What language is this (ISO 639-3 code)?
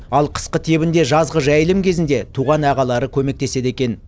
kaz